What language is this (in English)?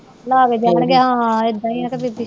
Punjabi